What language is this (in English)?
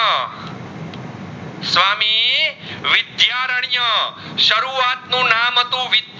Gujarati